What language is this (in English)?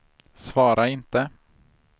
Swedish